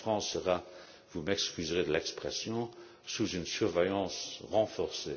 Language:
French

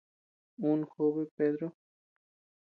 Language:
Tepeuxila Cuicatec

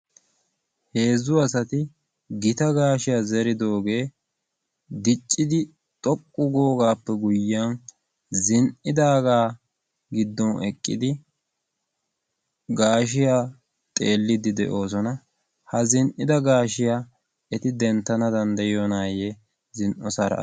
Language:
Wolaytta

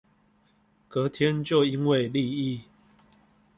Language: Chinese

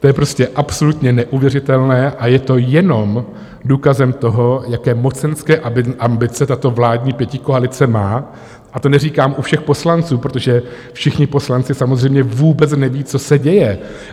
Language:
Czech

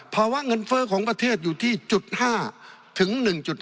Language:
Thai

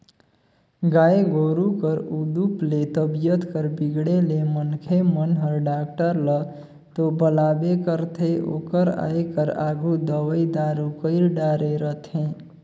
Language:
Chhattisgarhi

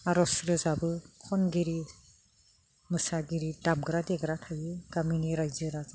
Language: Bodo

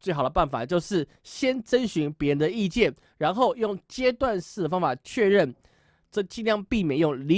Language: Chinese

